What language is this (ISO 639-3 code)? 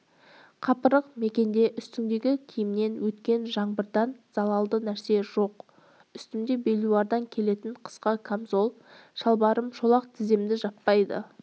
kaz